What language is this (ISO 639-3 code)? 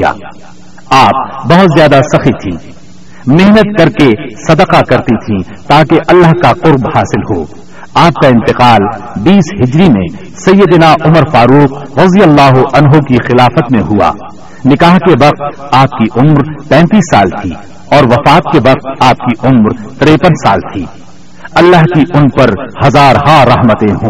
urd